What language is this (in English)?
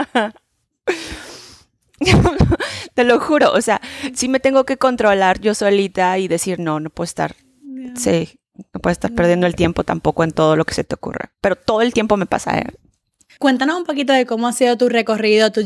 Spanish